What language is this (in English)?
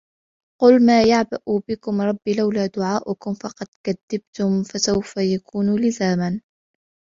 Arabic